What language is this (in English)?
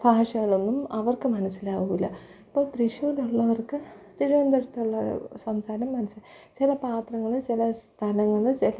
Malayalam